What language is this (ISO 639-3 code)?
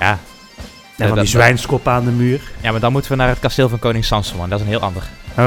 nld